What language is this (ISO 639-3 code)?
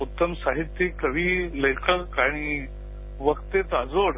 mar